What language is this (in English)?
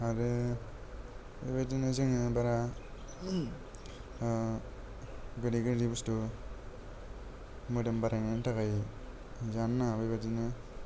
Bodo